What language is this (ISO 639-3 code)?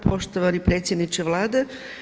hrv